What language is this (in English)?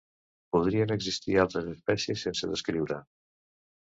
Catalan